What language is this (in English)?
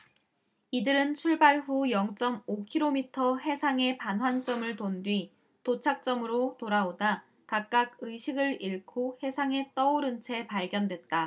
Korean